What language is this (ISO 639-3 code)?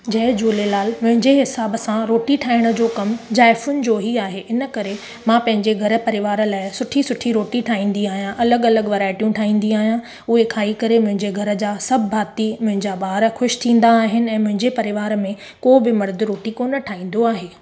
snd